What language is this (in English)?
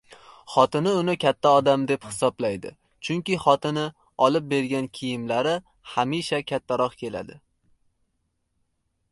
Uzbek